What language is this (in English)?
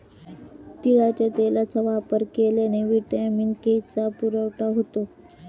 Marathi